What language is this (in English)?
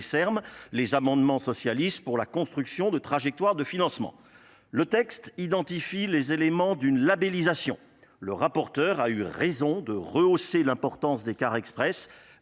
French